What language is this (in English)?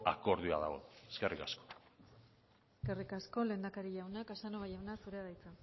Basque